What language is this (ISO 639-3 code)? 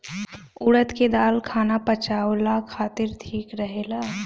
bho